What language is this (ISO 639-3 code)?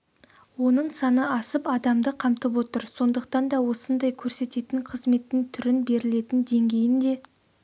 kaz